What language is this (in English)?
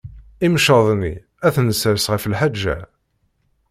Kabyle